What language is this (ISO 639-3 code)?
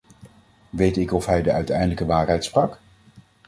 nld